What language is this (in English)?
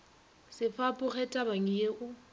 Northern Sotho